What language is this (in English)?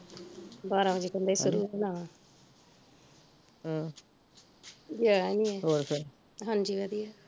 Punjabi